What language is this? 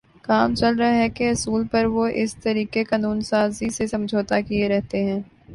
Urdu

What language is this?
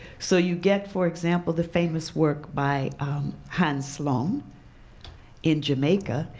English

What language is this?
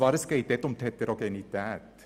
Swiss German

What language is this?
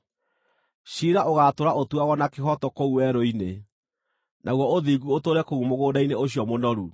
Kikuyu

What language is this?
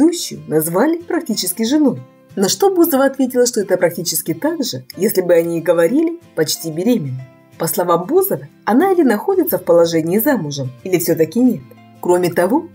Russian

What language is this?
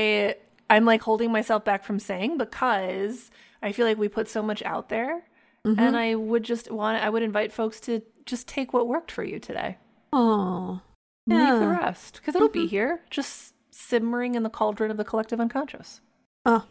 English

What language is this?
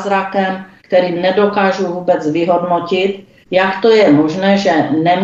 Czech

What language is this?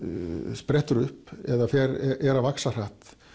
Icelandic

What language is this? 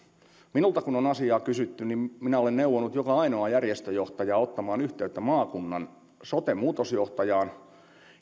Finnish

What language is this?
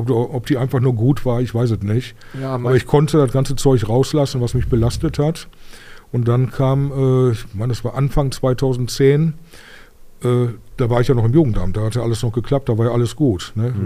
German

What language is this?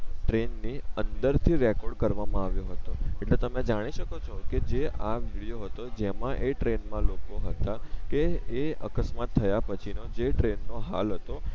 Gujarati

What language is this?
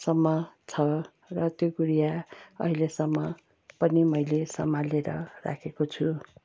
Nepali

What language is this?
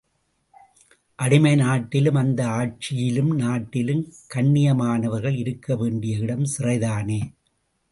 Tamil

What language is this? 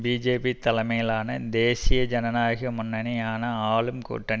Tamil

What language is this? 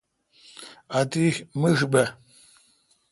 Kalkoti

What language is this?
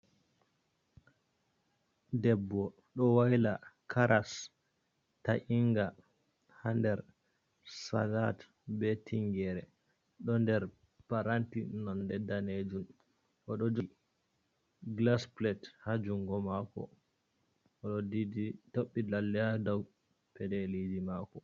Fula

